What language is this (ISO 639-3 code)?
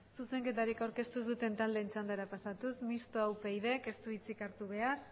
eus